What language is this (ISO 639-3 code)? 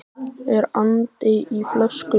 isl